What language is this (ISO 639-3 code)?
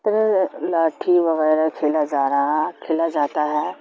urd